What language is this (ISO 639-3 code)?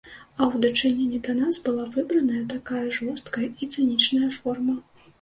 bel